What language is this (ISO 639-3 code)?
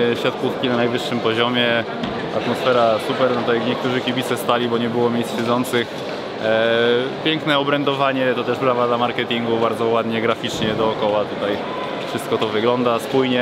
pol